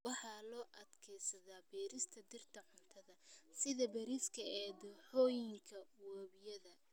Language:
Somali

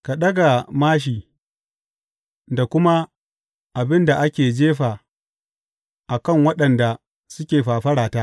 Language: Hausa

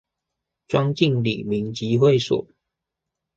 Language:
Chinese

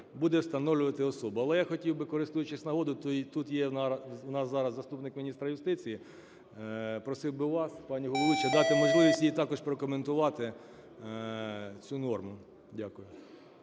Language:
Ukrainian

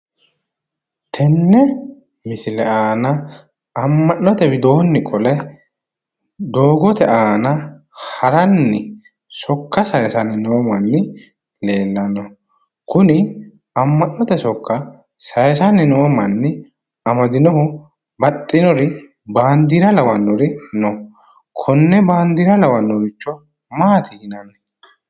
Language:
Sidamo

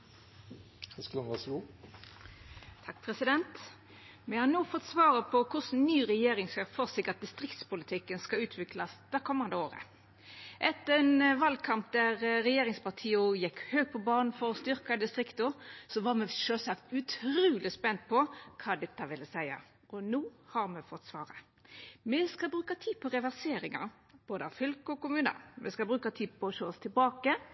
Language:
Norwegian Nynorsk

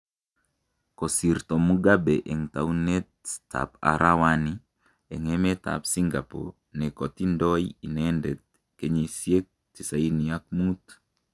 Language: Kalenjin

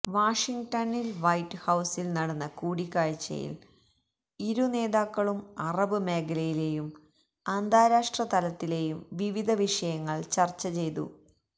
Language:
Malayalam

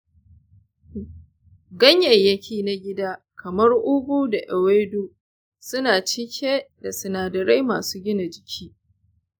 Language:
Hausa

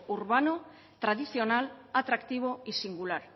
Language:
Spanish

